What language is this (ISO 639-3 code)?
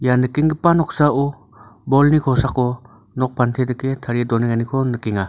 grt